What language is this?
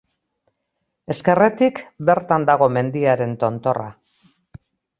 Basque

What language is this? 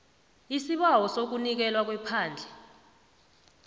South Ndebele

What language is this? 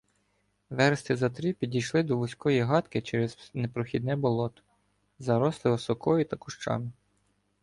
Ukrainian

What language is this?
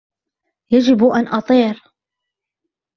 Arabic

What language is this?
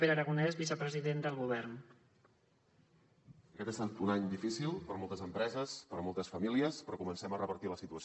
Catalan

